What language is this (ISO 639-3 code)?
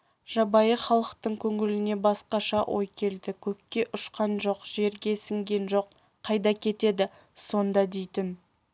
kaz